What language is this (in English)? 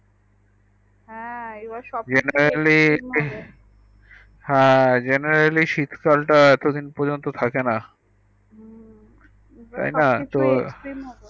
Bangla